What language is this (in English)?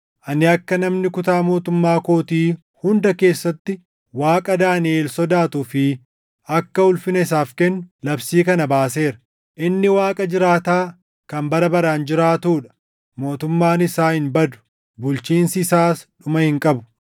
Oromo